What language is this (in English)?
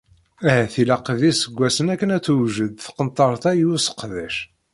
Kabyle